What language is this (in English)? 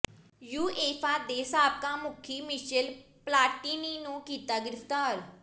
Punjabi